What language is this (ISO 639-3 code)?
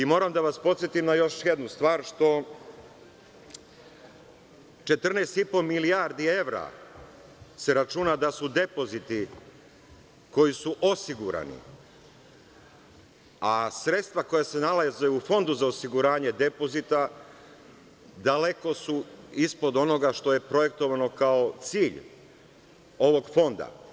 srp